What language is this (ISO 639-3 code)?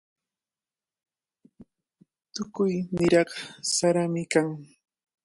qvl